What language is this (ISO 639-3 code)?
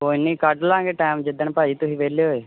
pan